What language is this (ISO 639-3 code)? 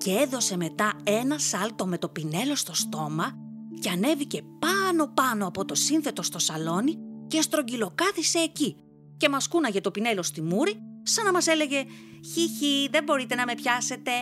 ell